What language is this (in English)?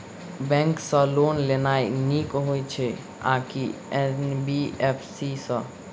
Maithili